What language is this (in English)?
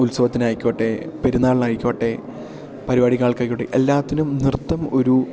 Malayalam